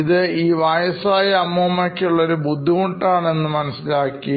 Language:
Malayalam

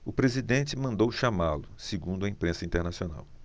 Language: Portuguese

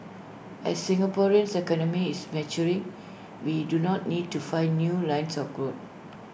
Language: English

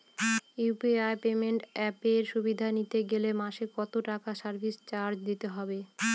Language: Bangla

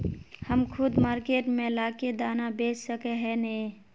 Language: Magahi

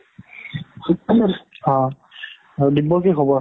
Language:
Assamese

